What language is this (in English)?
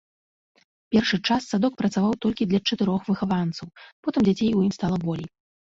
Belarusian